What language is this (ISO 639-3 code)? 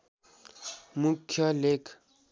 nep